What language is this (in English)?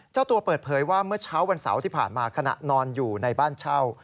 Thai